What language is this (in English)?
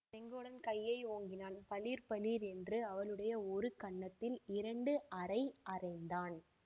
Tamil